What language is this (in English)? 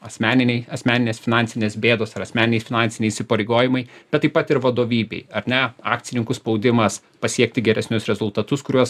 Lithuanian